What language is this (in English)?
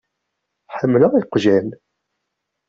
Kabyle